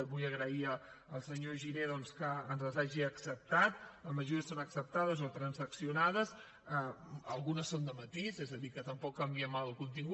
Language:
Catalan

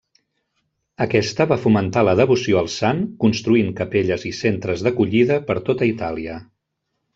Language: Catalan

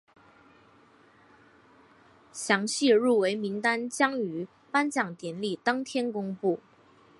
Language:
Chinese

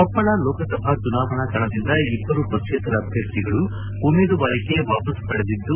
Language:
Kannada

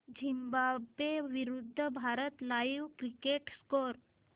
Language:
Marathi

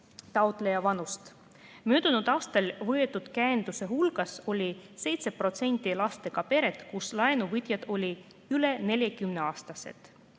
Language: Estonian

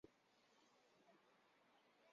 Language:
Kabyle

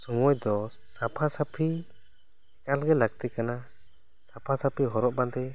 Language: Santali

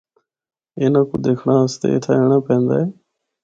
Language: Northern Hindko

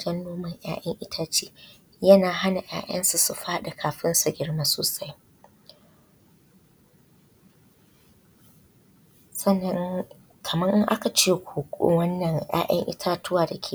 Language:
Hausa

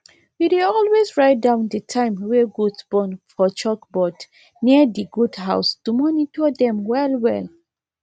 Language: Nigerian Pidgin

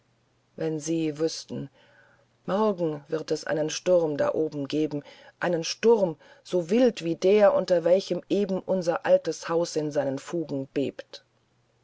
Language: German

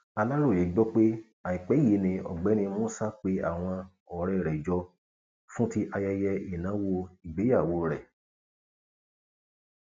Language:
Yoruba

